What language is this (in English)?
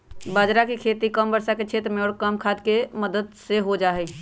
Magahi